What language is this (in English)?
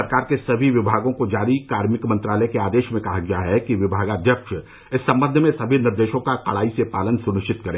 Hindi